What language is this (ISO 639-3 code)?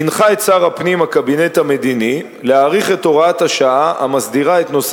heb